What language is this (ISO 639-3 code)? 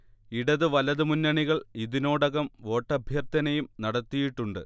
mal